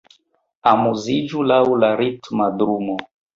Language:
Esperanto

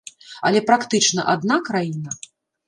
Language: Belarusian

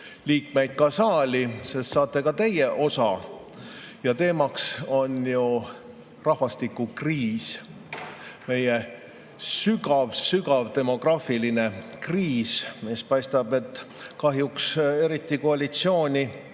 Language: Estonian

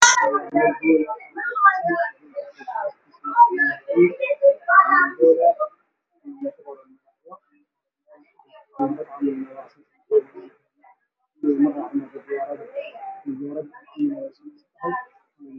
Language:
Somali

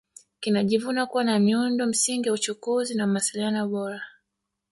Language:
Swahili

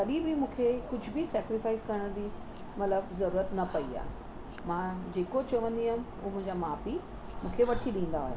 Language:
Sindhi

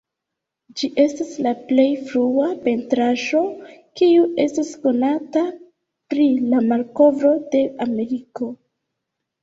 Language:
Esperanto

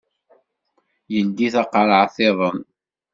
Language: Kabyle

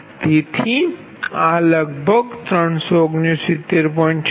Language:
Gujarati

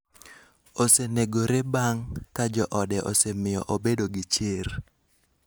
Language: Luo (Kenya and Tanzania)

